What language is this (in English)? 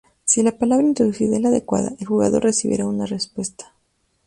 Spanish